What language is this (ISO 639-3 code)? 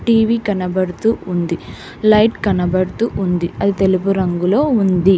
tel